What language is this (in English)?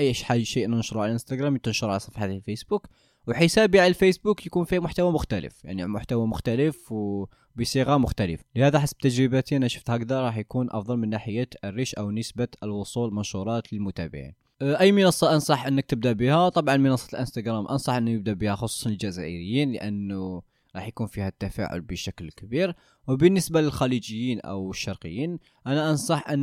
Arabic